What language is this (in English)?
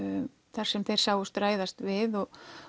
Icelandic